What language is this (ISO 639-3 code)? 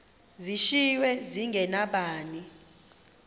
xho